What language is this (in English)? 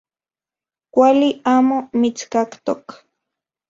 Central Puebla Nahuatl